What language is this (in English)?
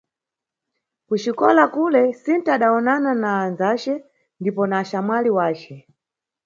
Nyungwe